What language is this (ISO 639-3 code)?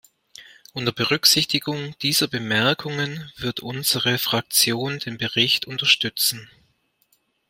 deu